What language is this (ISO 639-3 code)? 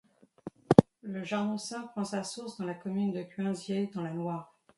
fra